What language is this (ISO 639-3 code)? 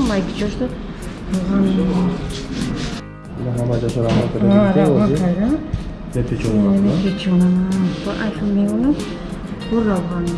tur